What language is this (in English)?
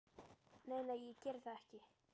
Icelandic